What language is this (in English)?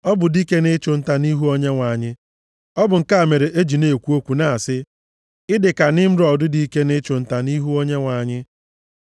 Igbo